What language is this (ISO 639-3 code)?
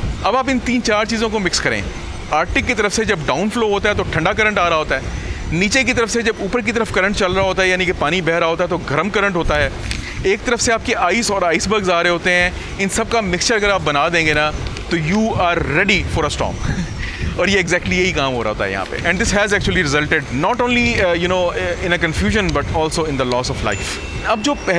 hin